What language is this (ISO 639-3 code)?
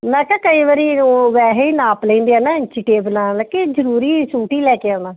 pan